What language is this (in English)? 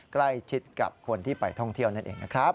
Thai